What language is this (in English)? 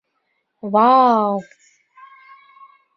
Bashkir